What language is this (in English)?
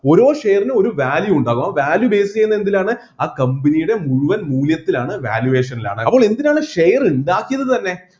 Malayalam